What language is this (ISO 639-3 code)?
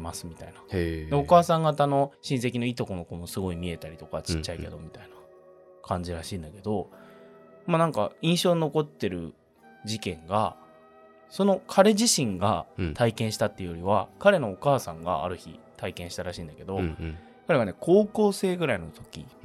jpn